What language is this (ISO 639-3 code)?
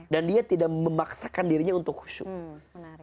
ind